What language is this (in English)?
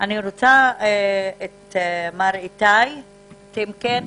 Hebrew